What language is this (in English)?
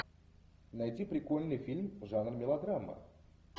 Russian